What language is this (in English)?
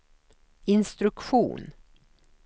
Swedish